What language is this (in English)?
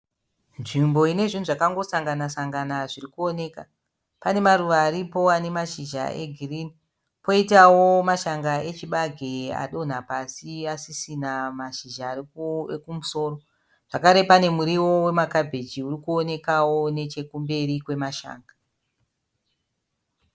Shona